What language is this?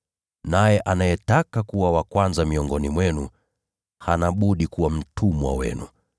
Swahili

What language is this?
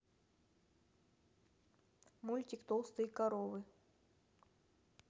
Russian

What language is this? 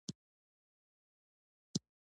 Pashto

